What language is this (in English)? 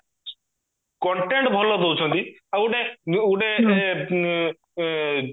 Odia